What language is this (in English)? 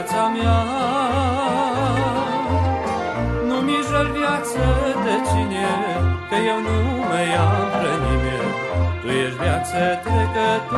Romanian